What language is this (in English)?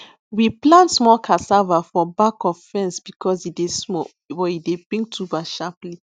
Nigerian Pidgin